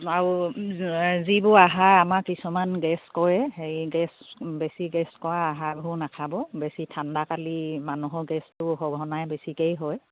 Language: Assamese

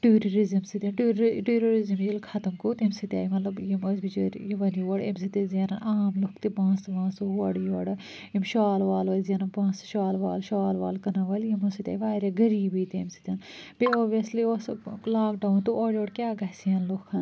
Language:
Kashmiri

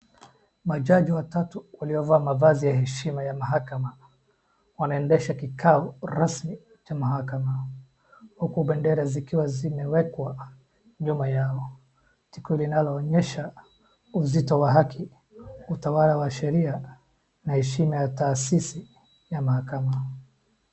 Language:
Swahili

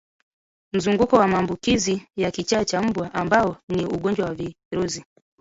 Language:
Swahili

